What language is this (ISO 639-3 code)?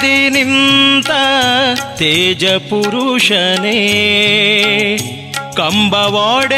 kan